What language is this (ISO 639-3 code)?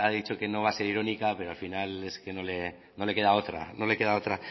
spa